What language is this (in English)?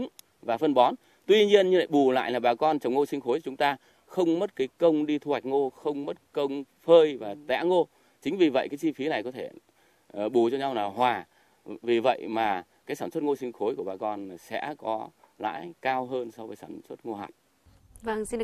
Vietnamese